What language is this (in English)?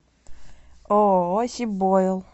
Russian